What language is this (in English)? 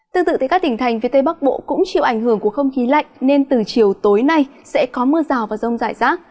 Vietnamese